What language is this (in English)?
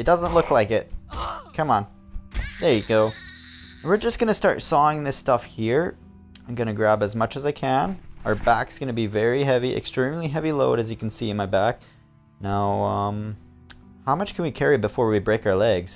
English